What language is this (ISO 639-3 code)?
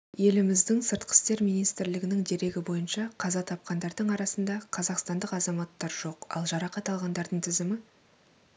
kaz